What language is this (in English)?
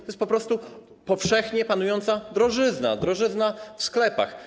Polish